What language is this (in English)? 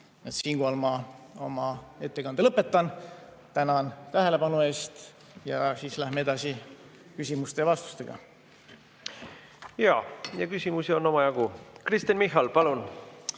Estonian